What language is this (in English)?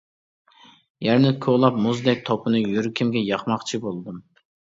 Uyghur